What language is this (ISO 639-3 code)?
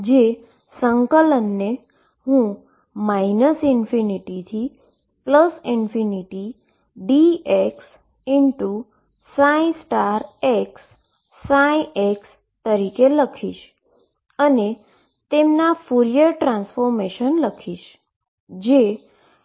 guj